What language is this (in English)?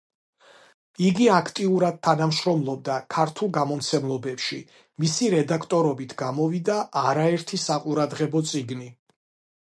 Georgian